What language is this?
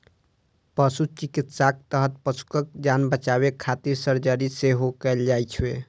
Maithili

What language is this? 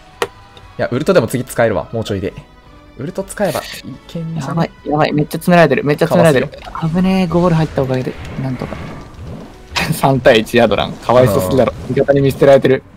Japanese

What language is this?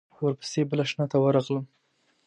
Pashto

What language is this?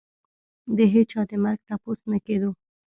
Pashto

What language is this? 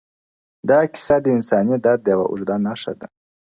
Pashto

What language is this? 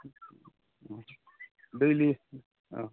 Bodo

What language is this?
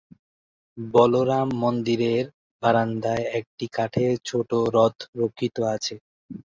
Bangla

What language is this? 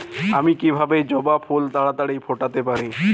Bangla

